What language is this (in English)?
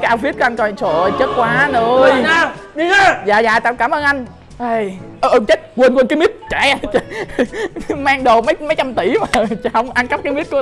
Vietnamese